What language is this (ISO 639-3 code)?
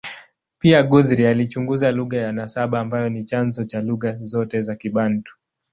swa